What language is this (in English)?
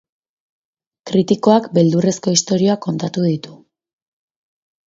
Basque